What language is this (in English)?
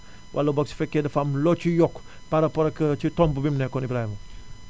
Wolof